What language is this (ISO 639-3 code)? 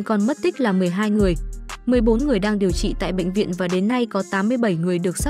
vie